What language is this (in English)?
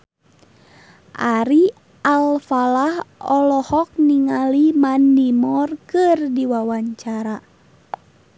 Sundanese